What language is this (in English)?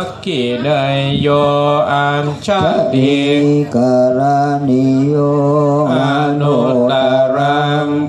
Thai